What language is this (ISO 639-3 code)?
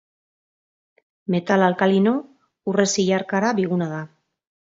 eus